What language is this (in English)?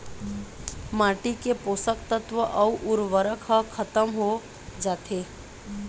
Chhattisgarhi